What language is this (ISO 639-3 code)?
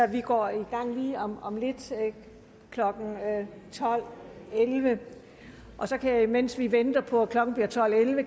dan